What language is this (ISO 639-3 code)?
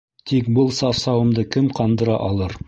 bak